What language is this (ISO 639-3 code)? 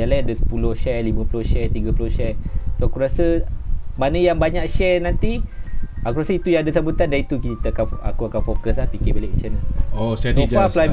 msa